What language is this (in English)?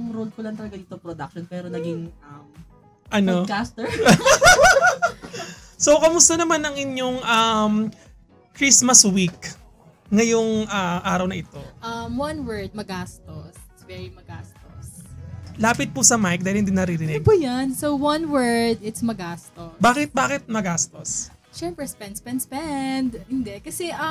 Filipino